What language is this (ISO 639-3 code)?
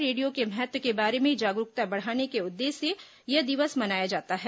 hin